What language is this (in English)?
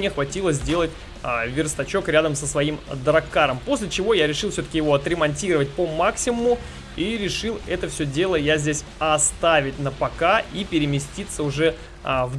Russian